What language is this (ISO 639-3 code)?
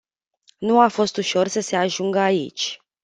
ron